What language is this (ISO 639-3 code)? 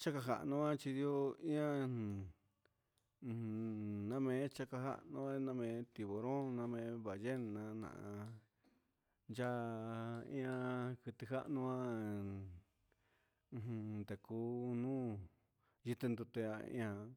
mxs